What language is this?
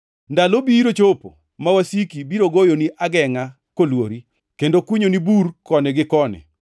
Luo (Kenya and Tanzania)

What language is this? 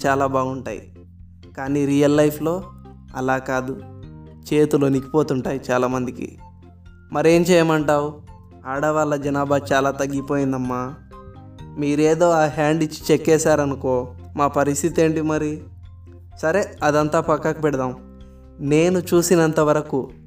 Telugu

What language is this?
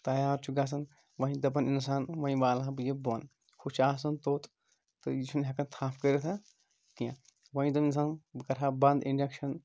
Kashmiri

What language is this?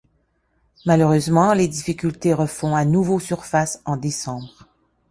French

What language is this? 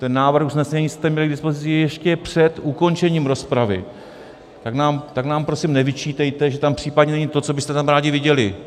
Czech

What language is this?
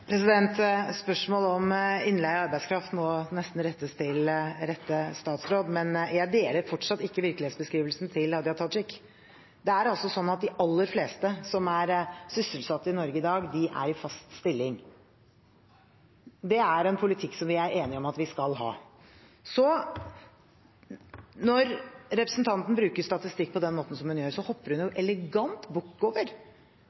Norwegian Bokmål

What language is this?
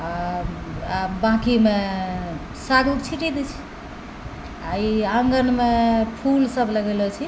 Maithili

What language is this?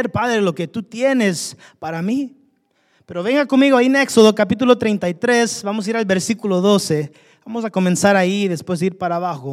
Spanish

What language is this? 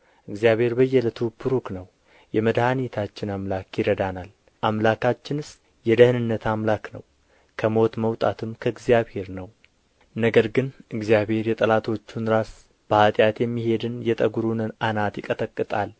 Amharic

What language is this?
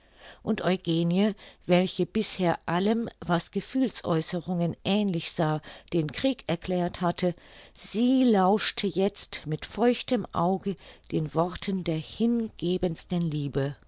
German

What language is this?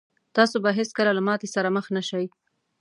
Pashto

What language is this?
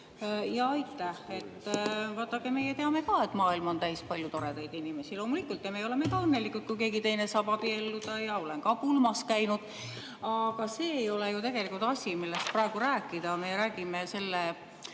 Estonian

